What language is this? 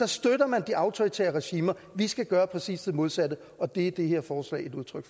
Danish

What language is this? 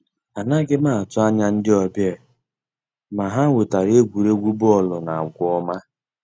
Igbo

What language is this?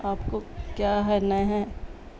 Urdu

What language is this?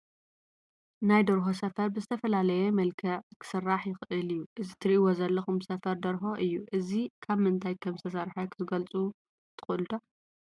Tigrinya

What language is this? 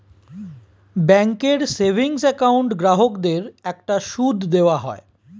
Bangla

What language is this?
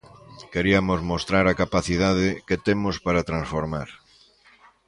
Galician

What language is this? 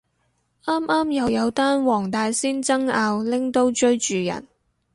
Cantonese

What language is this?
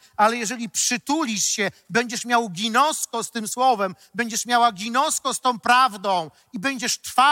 Polish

